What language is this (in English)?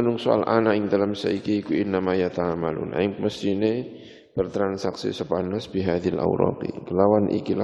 Indonesian